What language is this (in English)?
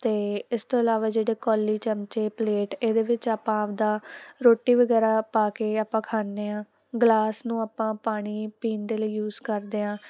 Punjabi